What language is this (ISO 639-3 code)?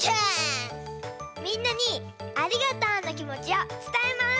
jpn